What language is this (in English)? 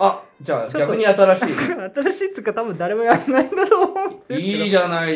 Japanese